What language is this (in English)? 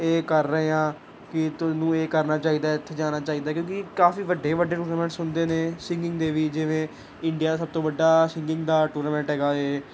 Punjabi